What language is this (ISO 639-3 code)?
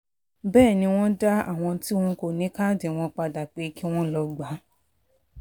yor